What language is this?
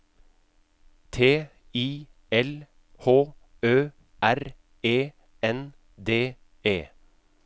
Norwegian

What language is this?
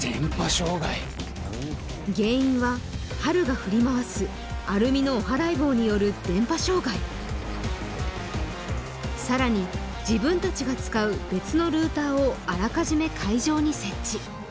Japanese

